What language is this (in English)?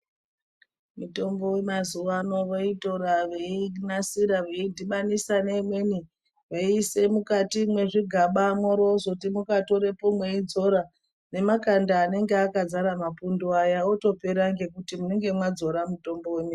Ndau